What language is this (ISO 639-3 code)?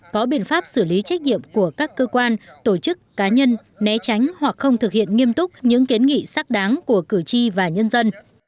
vie